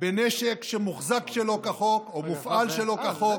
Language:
Hebrew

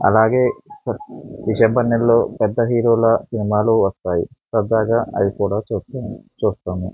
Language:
Telugu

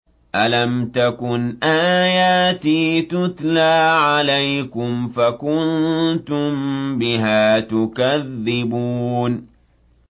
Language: Arabic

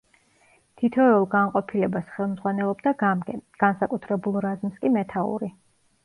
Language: Georgian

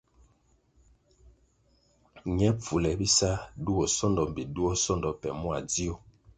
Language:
Kwasio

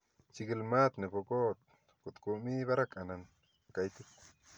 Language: Kalenjin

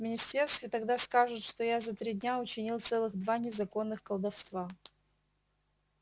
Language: Russian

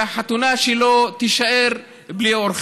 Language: Hebrew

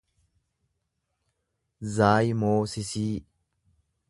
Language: Oromo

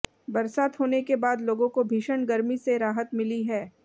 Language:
Hindi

